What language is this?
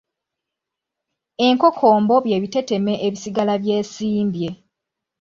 Ganda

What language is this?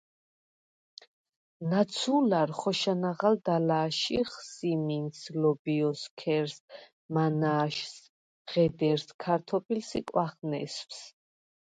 Svan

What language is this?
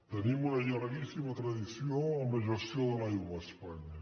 Catalan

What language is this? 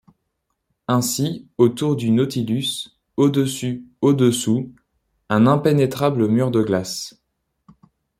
French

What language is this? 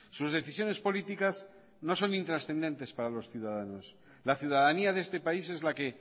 Spanish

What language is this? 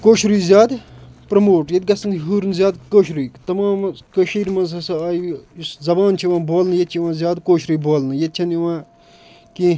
Kashmiri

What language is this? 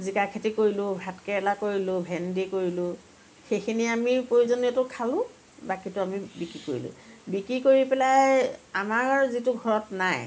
Assamese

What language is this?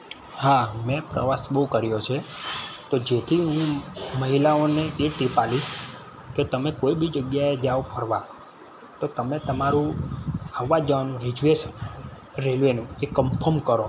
Gujarati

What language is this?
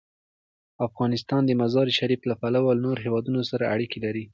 Pashto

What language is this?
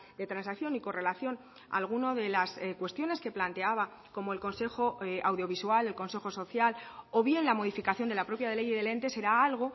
Spanish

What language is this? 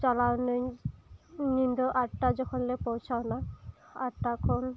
Santali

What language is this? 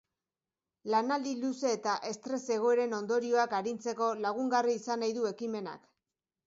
Basque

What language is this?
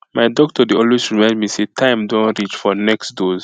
Nigerian Pidgin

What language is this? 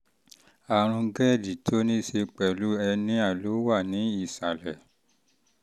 Yoruba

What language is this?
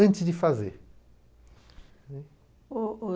Portuguese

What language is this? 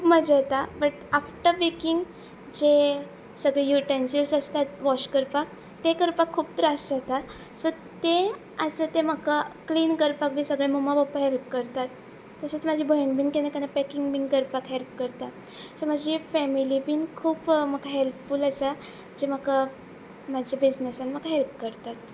Konkani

